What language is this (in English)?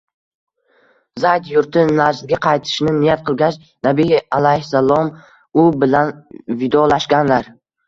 Uzbek